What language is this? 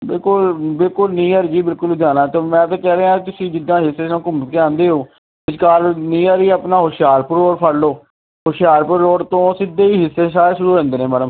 Punjabi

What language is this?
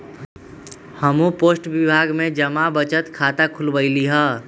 Magahi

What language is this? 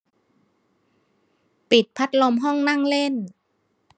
Thai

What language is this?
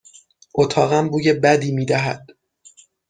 Persian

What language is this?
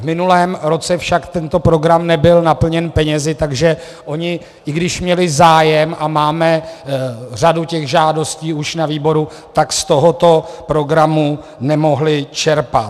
Czech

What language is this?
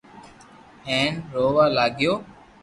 Loarki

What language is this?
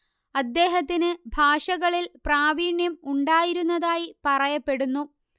Malayalam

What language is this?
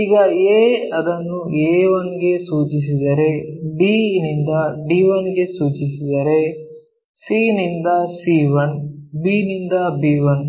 Kannada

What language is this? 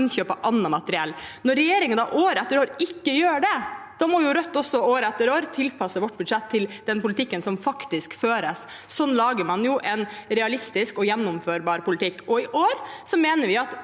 Norwegian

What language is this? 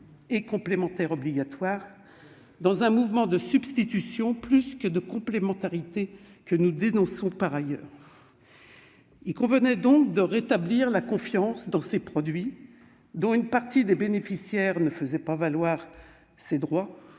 French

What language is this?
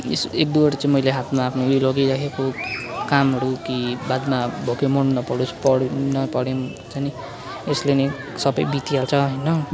Nepali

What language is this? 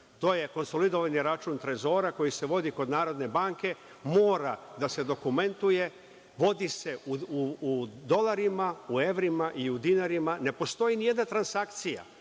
Serbian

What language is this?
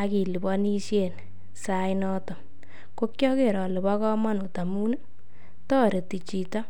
Kalenjin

